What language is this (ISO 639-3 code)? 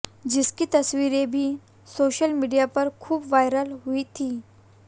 hin